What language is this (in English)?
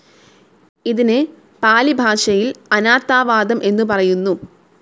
Malayalam